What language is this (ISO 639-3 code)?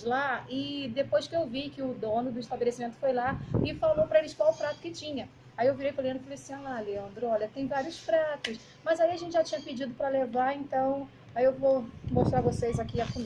por